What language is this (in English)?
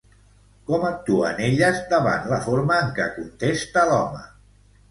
Catalan